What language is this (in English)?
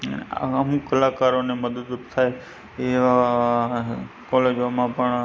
Gujarati